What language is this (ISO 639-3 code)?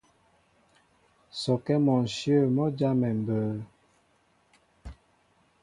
mbo